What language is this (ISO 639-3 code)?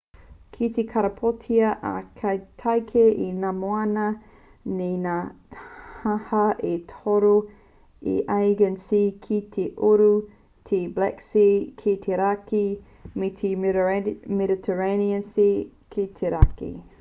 mri